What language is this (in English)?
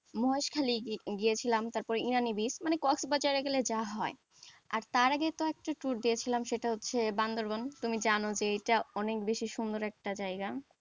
Bangla